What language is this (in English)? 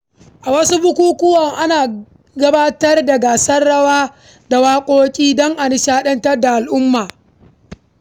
Hausa